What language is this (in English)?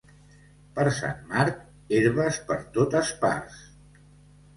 Catalan